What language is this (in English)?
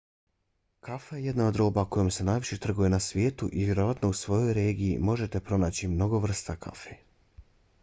Bosnian